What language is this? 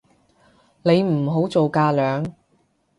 Cantonese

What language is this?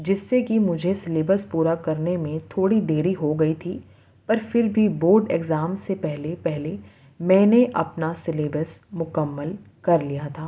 Urdu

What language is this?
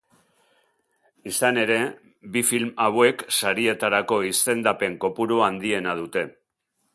Basque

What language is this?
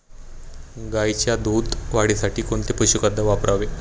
Marathi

